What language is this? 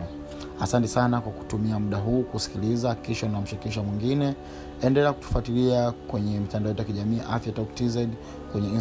Swahili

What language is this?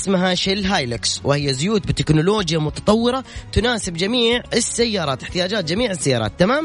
Arabic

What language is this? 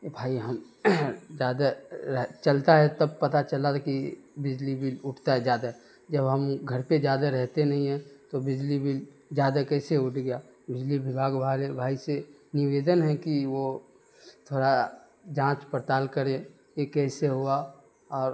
Urdu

